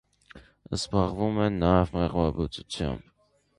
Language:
Armenian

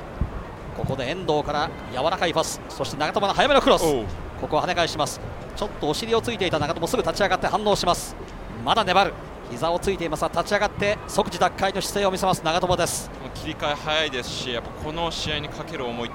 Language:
Japanese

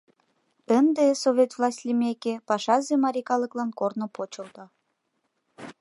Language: Mari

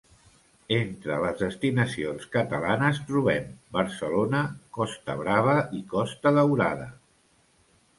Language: Catalan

